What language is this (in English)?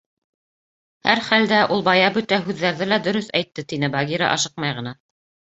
Bashkir